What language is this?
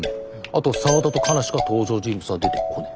Japanese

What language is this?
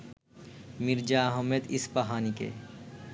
Bangla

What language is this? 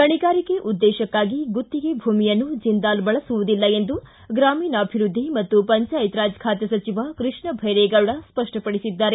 Kannada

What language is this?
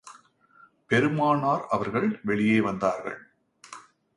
Tamil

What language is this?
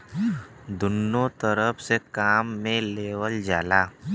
Bhojpuri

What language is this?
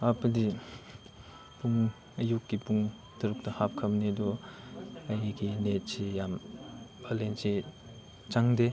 Manipuri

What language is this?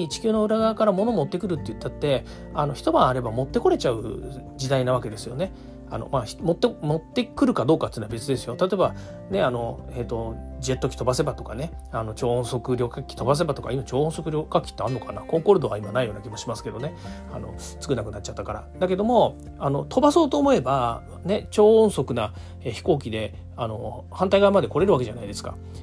Japanese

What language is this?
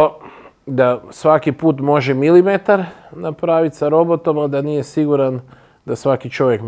Croatian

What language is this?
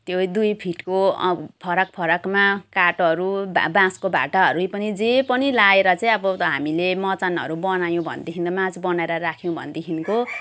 Nepali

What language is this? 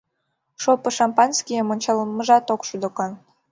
Mari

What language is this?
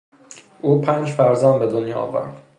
Persian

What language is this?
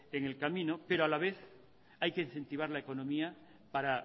Spanish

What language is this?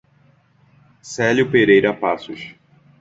Portuguese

